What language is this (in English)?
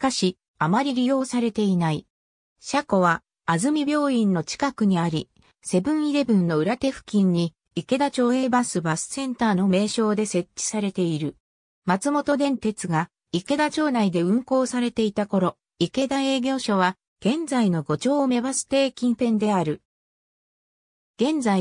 Japanese